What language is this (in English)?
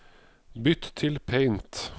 Norwegian